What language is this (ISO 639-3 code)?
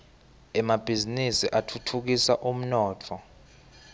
ssw